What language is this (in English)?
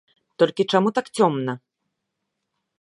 Belarusian